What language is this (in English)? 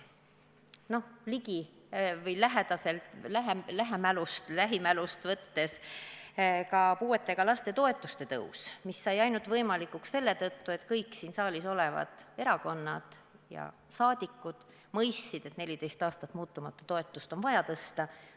Estonian